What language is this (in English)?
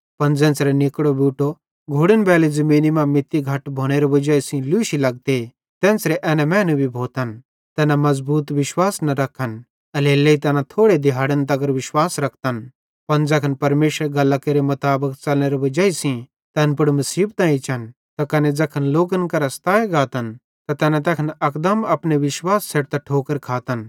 Bhadrawahi